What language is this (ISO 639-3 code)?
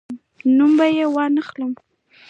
pus